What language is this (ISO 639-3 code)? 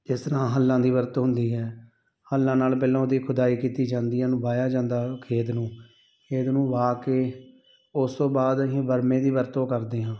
pan